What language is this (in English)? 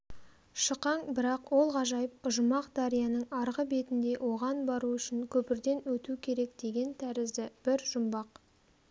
Kazakh